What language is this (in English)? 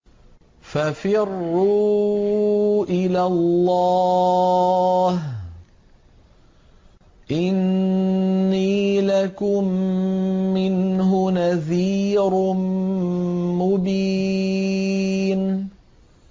Arabic